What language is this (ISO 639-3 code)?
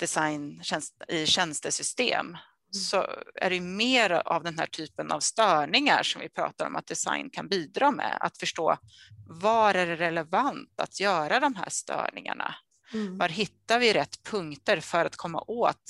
swe